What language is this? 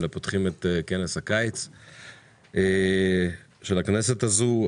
Hebrew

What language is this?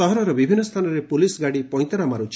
Odia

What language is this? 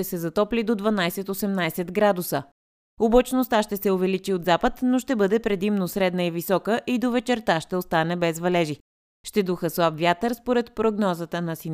Bulgarian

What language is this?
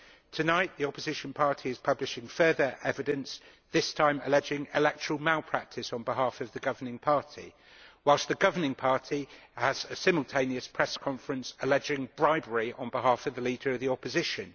English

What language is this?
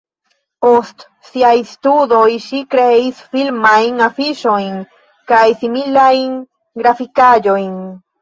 Esperanto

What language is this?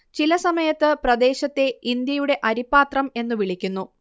Malayalam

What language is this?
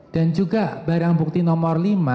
Indonesian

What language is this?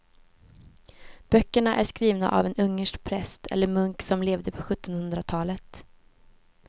Swedish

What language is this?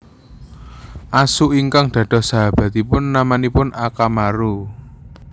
Javanese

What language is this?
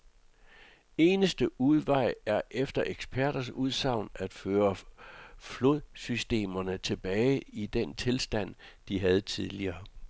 Danish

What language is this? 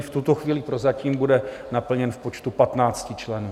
Czech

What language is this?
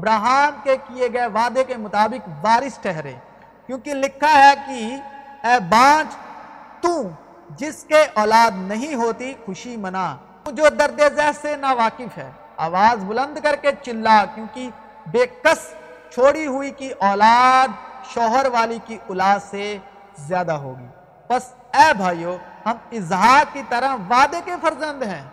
Urdu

